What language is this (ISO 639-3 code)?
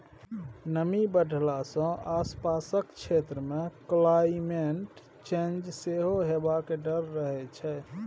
mai